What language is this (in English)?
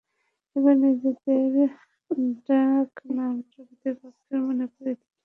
Bangla